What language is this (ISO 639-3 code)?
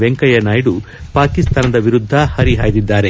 kan